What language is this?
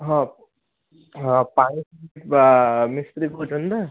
Odia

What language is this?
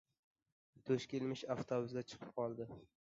Uzbek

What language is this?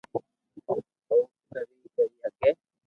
Loarki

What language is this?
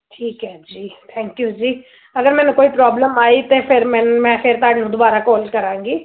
Punjabi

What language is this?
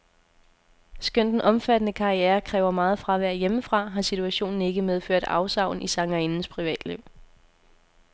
Danish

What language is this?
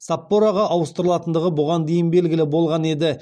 Kazakh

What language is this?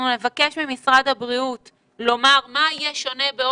Hebrew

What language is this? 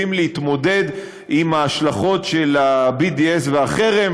Hebrew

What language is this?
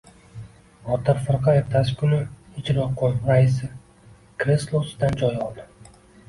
Uzbek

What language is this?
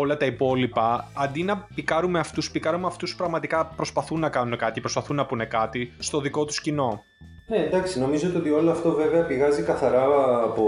Greek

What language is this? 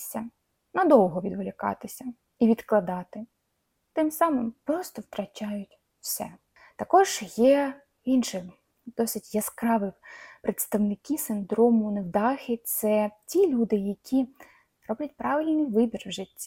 Ukrainian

